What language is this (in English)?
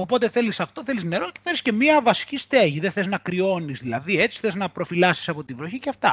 Greek